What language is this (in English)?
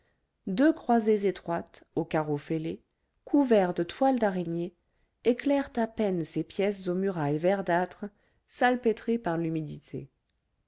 French